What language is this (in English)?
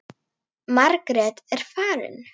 Icelandic